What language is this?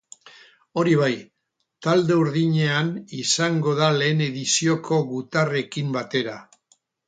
Basque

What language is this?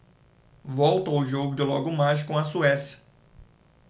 Portuguese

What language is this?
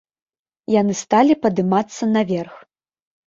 Belarusian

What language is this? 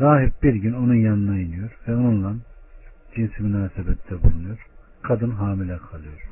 Turkish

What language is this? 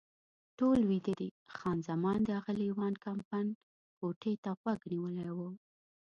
Pashto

